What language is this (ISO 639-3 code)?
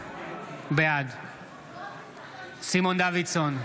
heb